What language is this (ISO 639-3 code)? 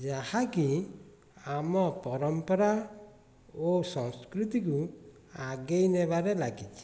ori